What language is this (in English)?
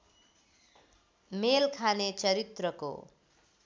Nepali